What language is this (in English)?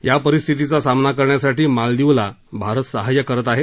Marathi